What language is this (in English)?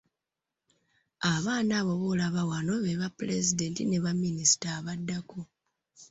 Ganda